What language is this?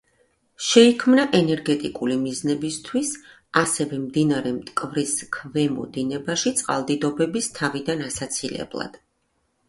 Georgian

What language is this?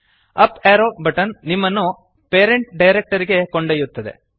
Kannada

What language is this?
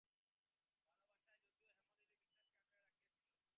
Bangla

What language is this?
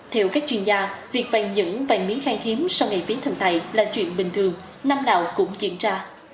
Vietnamese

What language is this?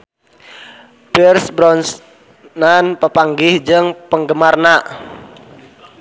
Sundanese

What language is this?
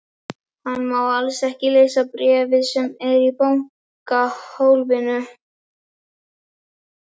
Icelandic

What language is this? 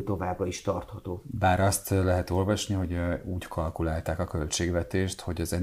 Hungarian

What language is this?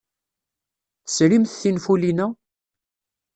Kabyle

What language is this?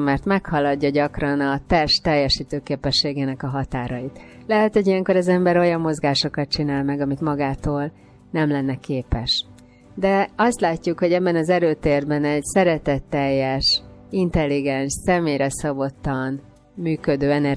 Hungarian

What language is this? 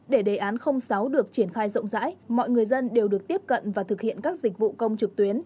Vietnamese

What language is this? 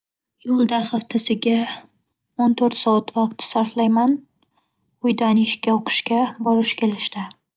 Uzbek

